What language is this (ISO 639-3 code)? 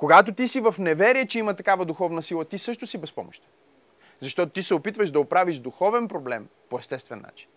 bul